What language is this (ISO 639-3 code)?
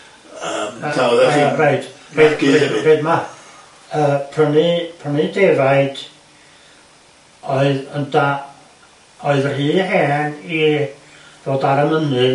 cym